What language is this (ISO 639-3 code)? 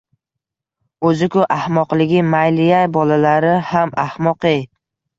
uzb